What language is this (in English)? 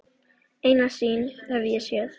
Icelandic